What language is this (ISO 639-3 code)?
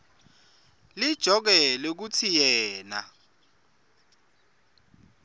ssw